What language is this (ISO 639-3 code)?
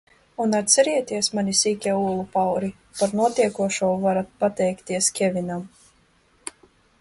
lav